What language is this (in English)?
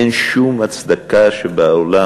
Hebrew